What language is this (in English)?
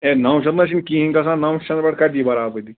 Kashmiri